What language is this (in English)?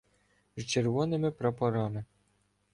Ukrainian